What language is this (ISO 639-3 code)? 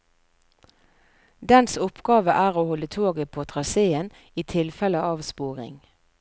nor